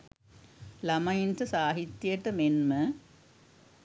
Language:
Sinhala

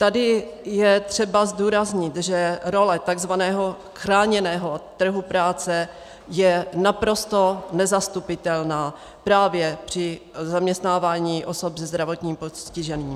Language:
Czech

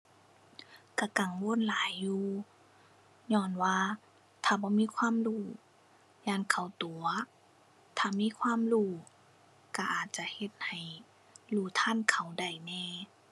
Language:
Thai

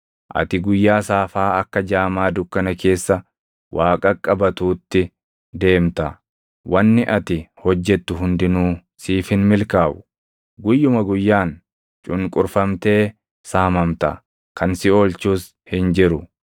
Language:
Oromo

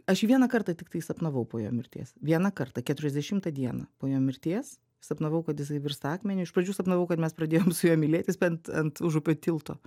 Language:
Lithuanian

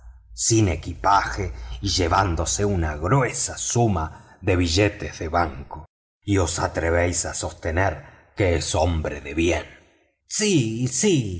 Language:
Spanish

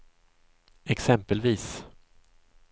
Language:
Swedish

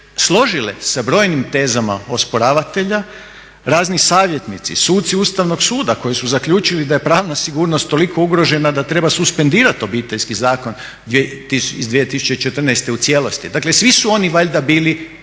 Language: Croatian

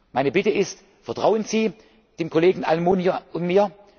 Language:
German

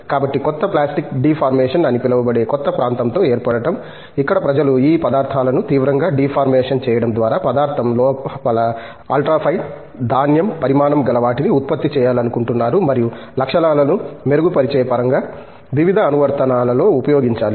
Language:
Telugu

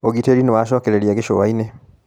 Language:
Kikuyu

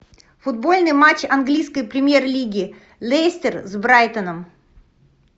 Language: Russian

